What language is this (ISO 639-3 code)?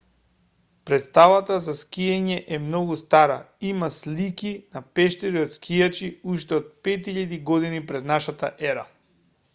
mkd